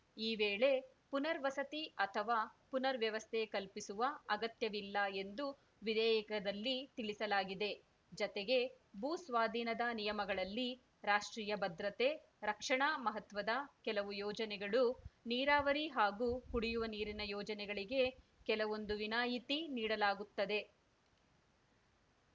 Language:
Kannada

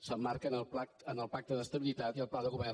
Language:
Catalan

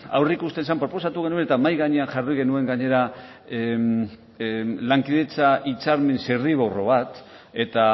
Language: Basque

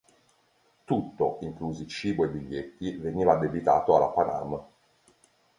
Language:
Italian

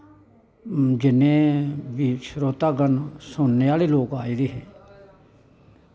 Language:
Dogri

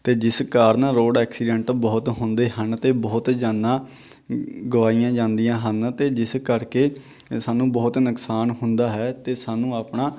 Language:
Punjabi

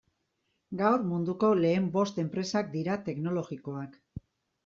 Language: Basque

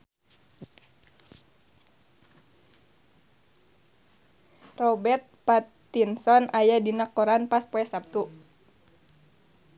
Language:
Sundanese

